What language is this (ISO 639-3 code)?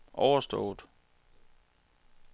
dan